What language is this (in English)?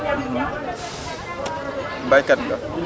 Wolof